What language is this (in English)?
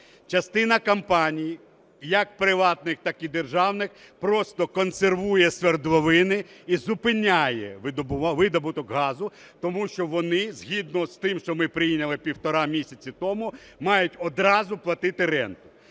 Ukrainian